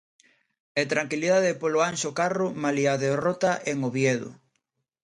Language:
Galician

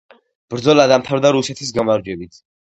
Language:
Georgian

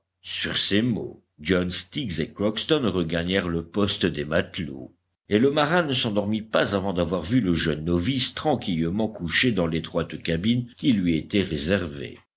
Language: French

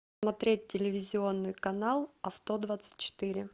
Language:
Russian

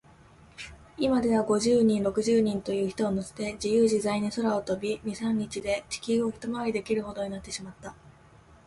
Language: Japanese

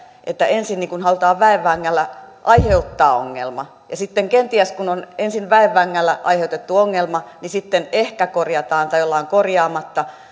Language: Finnish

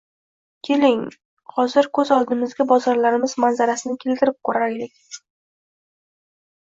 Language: Uzbek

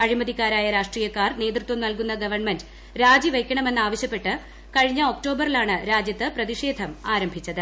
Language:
Malayalam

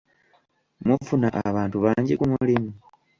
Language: Ganda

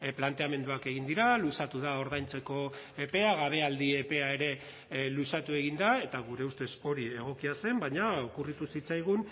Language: Basque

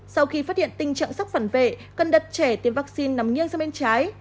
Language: Vietnamese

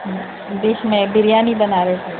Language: Urdu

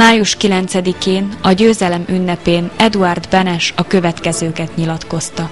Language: Hungarian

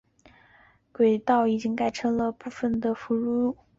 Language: Chinese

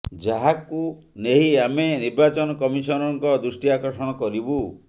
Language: Odia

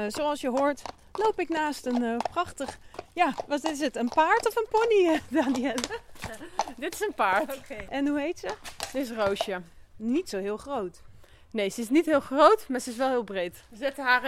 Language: Dutch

